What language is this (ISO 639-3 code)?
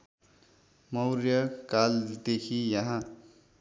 nep